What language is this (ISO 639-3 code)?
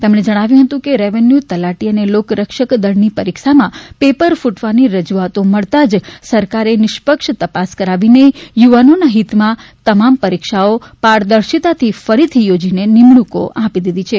guj